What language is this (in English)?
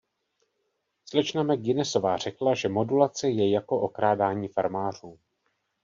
Czech